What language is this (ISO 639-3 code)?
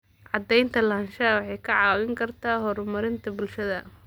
som